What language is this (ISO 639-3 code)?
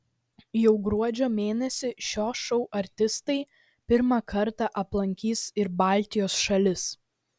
lit